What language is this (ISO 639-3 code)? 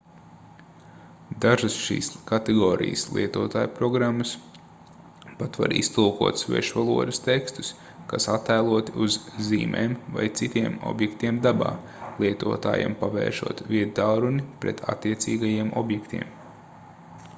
lav